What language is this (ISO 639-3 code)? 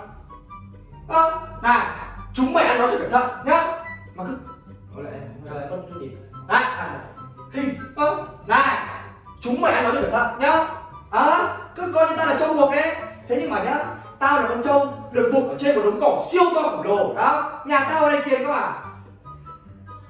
vie